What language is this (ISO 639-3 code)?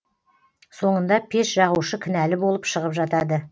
kaz